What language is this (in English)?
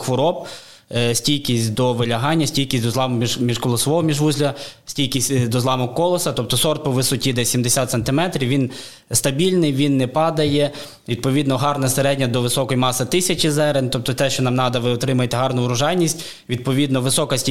Ukrainian